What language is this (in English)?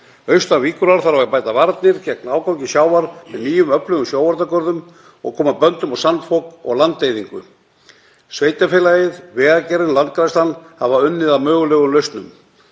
Icelandic